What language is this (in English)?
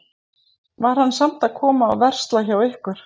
Icelandic